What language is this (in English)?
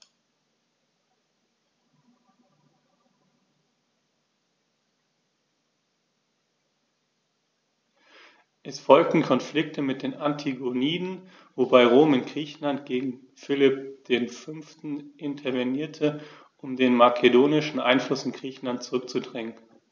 German